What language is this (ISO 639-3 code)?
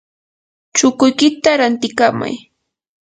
qur